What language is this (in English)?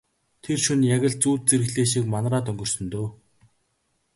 Mongolian